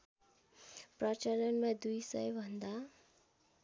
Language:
Nepali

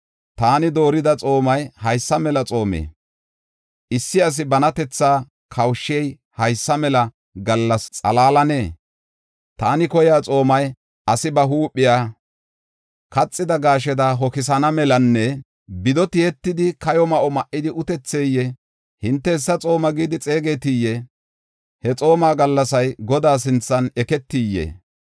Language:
Gofa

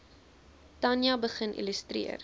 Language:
Afrikaans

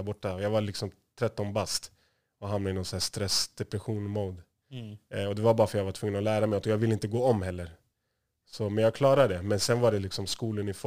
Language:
Swedish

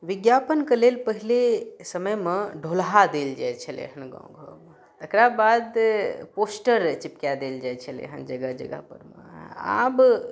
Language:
Maithili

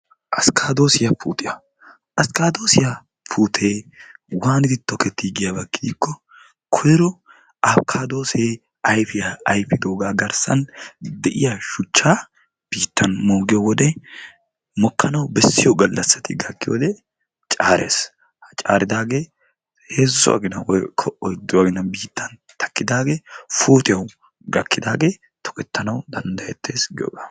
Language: Wolaytta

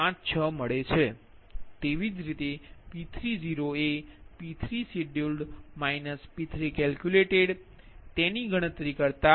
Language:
Gujarati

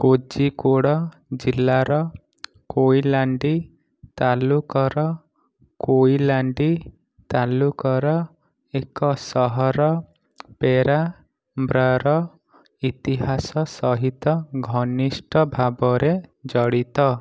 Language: Odia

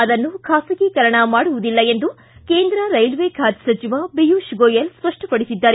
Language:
Kannada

